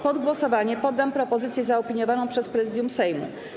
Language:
Polish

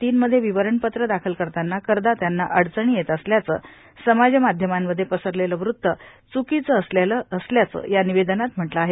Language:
Marathi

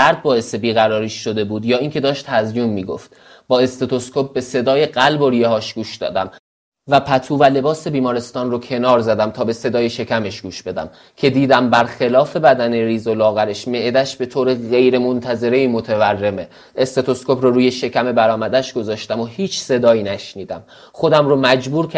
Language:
Persian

